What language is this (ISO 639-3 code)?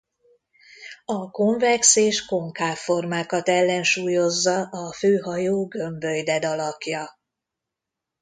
hun